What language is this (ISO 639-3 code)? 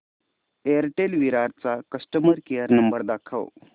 mar